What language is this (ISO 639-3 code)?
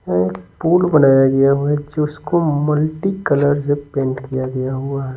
hin